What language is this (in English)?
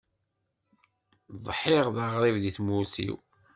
Kabyle